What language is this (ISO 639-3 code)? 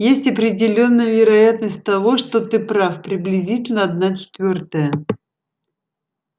rus